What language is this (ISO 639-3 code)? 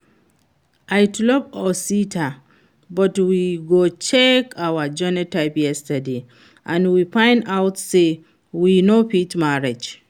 pcm